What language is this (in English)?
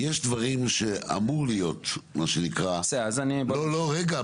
Hebrew